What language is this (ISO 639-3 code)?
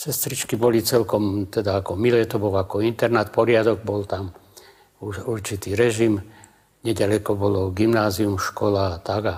ces